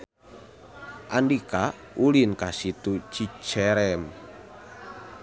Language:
Sundanese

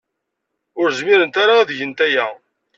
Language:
Kabyle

